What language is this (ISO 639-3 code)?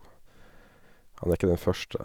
nor